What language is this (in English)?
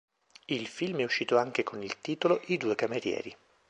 Italian